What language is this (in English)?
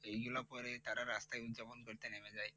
Bangla